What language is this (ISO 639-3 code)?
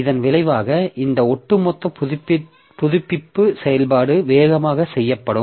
tam